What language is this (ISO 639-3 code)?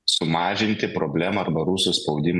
lit